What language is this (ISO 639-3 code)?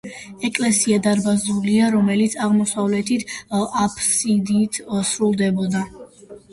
kat